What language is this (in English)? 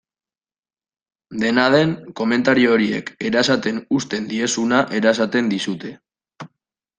Basque